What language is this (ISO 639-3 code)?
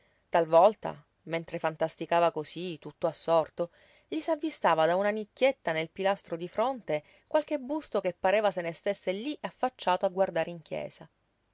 ita